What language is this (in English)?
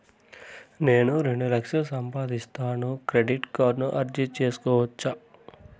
Telugu